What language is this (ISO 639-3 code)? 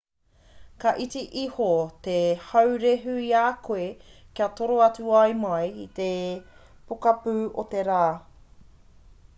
mri